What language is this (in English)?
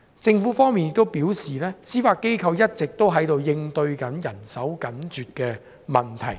Cantonese